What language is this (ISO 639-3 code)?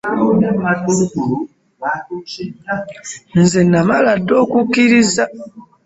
lug